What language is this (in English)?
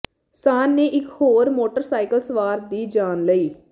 Punjabi